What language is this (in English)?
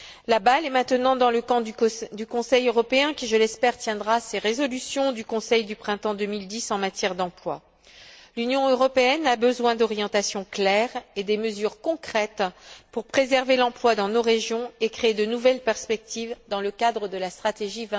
French